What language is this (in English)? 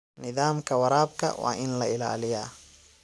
Somali